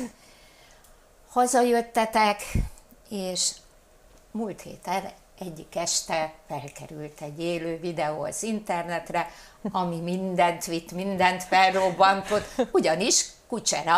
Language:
Hungarian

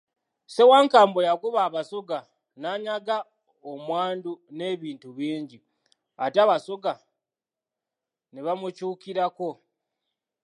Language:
Ganda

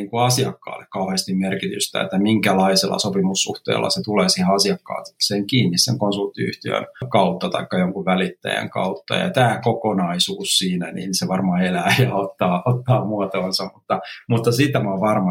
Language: Finnish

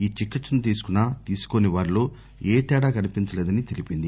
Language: Telugu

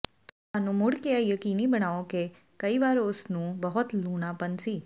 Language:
Punjabi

